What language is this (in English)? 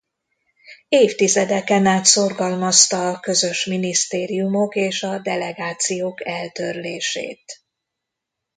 Hungarian